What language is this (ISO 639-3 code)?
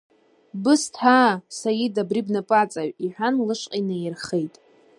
abk